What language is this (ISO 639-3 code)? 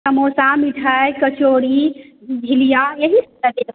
mai